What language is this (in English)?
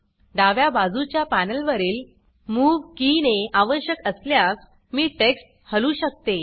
Marathi